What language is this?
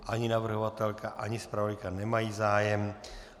Czech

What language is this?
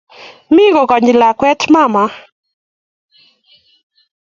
Kalenjin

